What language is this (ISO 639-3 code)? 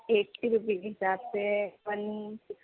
urd